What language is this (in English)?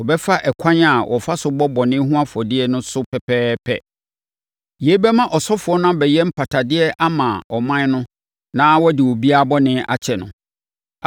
Akan